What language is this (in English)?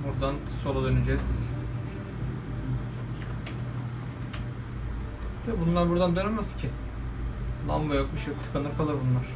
Turkish